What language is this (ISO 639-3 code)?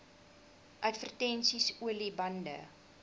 afr